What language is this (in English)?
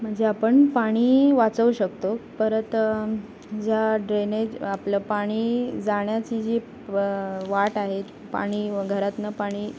Marathi